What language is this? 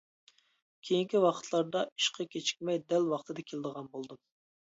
Uyghur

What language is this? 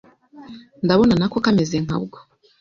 Kinyarwanda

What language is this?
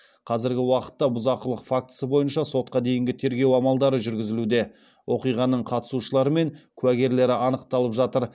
Kazakh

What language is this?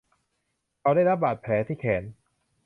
Thai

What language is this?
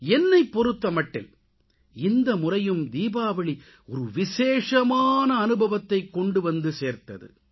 Tamil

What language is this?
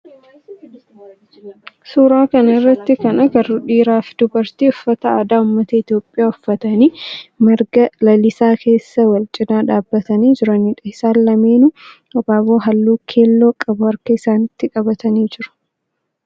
Oromo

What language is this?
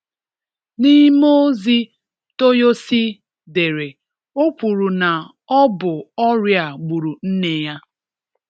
Igbo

